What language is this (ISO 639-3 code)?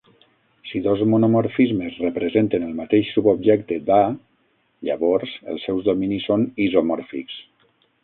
cat